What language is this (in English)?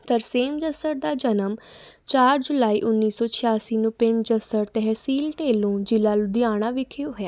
Punjabi